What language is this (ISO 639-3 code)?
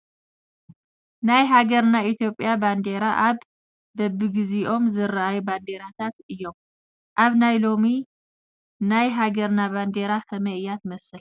tir